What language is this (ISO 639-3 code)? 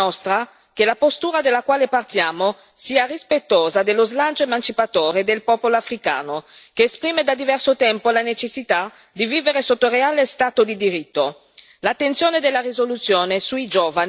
ita